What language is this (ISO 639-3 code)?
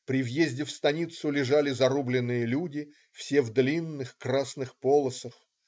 rus